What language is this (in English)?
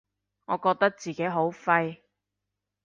Cantonese